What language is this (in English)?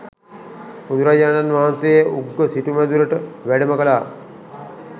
Sinhala